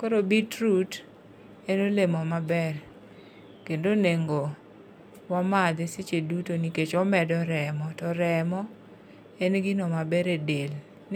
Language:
Luo (Kenya and Tanzania)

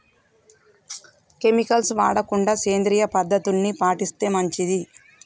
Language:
Telugu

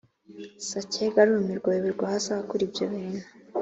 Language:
Kinyarwanda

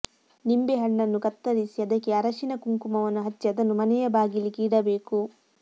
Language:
Kannada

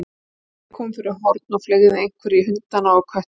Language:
Icelandic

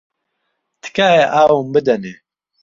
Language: Central Kurdish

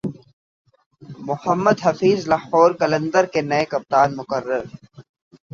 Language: Urdu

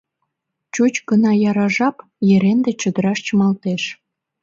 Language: Mari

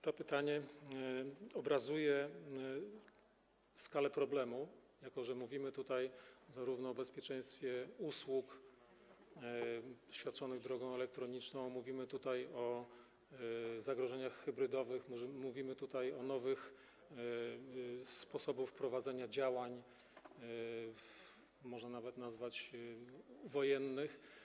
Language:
Polish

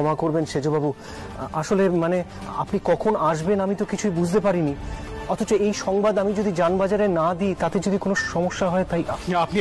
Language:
Romanian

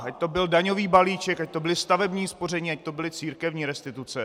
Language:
Czech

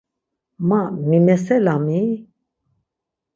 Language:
Laz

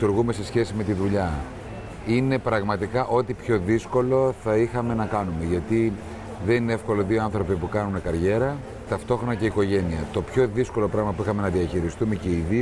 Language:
Greek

